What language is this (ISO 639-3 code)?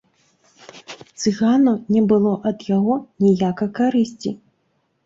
bel